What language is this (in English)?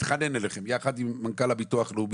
Hebrew